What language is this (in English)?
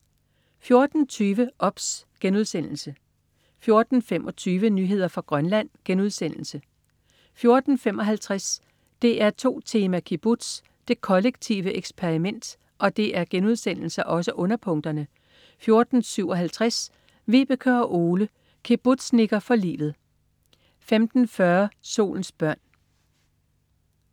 Danish